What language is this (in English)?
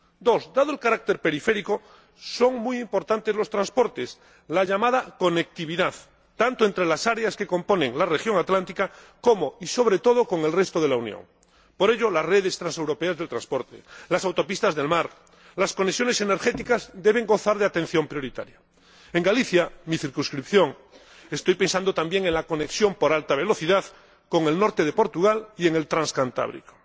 Spanish